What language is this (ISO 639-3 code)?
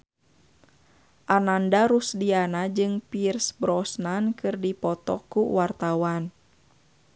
sun